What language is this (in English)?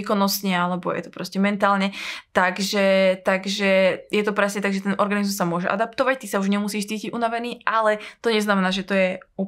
Slovak